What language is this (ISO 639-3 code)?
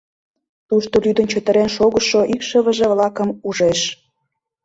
chm